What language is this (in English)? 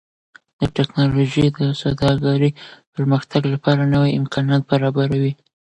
Pashto